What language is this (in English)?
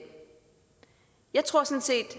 Danish